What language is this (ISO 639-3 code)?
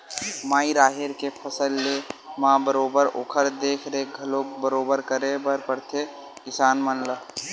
hne